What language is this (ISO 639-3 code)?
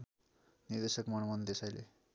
nep